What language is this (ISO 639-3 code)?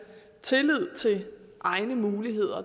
dan